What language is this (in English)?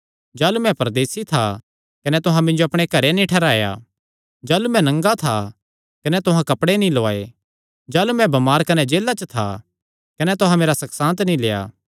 Kangri